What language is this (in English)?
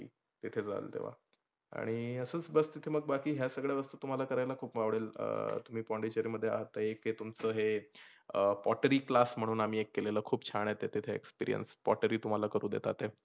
Marathi